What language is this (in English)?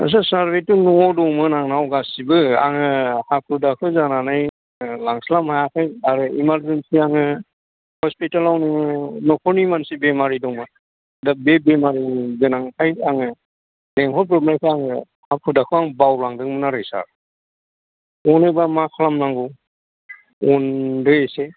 Bodo